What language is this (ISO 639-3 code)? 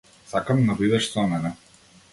mkd